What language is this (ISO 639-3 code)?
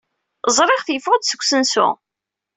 kab